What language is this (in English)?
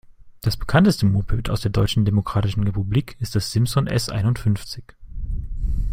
German